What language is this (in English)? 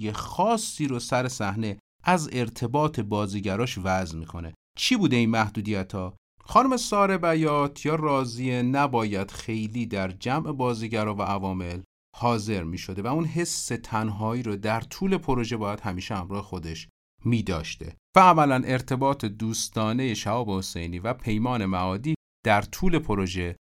Persian